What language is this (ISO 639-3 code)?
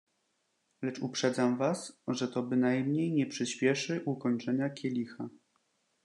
pol